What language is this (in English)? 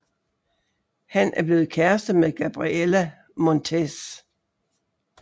Danish